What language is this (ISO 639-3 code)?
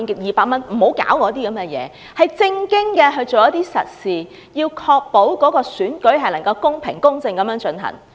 yue